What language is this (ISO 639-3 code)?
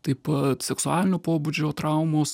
lit